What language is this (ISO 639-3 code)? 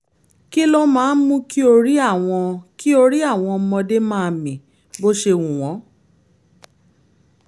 yor